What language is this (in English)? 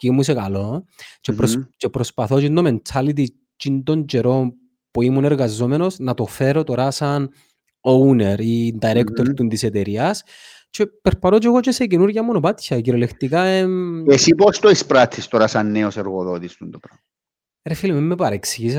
Greek